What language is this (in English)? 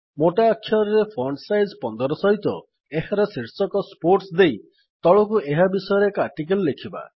Odia